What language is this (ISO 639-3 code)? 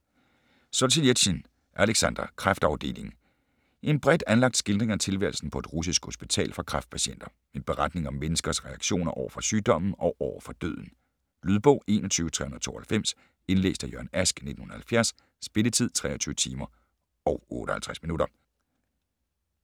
dan